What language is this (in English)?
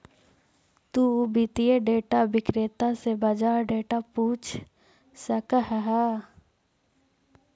Magahi